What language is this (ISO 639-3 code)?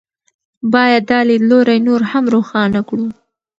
pus